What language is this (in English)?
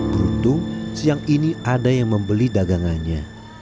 Indonesian